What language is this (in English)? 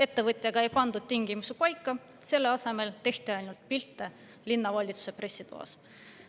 Estonian